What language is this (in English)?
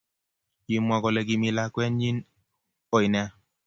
Kalenjin